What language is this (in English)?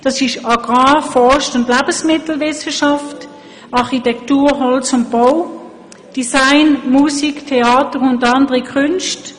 Swiss German